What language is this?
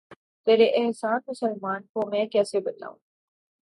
Urdu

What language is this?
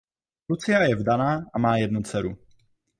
Czech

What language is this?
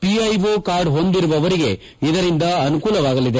Kannada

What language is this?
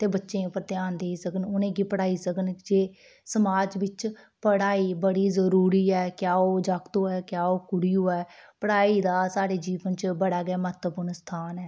Dogri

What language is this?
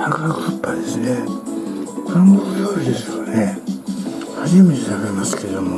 Japanese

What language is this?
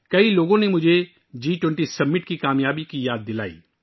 Urdu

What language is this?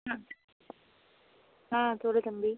Tamil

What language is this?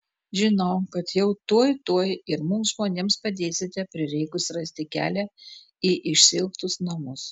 Lithuanian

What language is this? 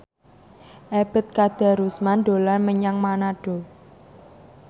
Javanese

